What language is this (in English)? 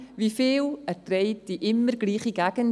Swiss German